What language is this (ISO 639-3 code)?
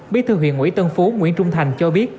vie